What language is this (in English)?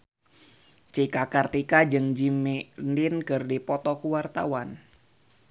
Sundanese